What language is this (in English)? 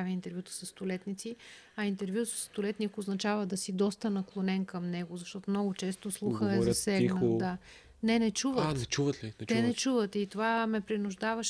Bulgarian